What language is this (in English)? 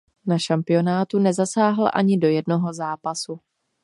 Czech